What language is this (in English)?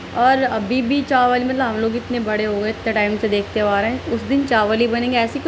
Urdu